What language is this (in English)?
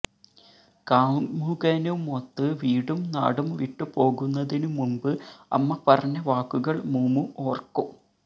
Malayalam